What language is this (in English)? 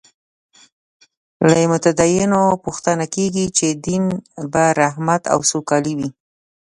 Pashto